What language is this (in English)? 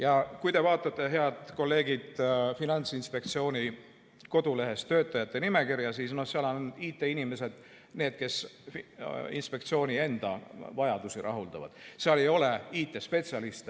Estonian